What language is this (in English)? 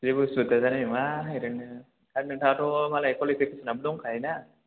Bodo